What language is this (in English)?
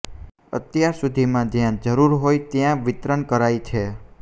Gujarati